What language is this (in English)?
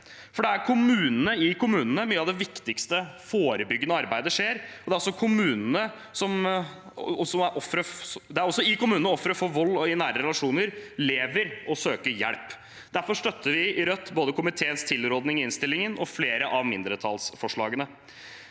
Norwegian